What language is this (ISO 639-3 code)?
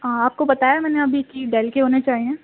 urd